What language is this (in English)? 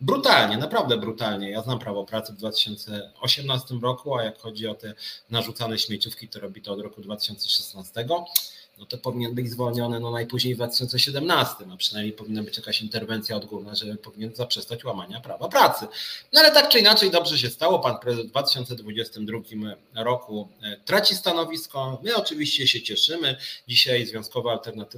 Polish